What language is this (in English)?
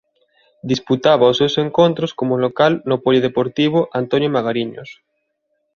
Galician